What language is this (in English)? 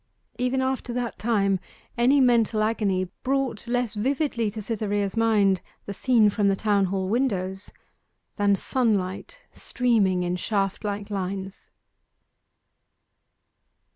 English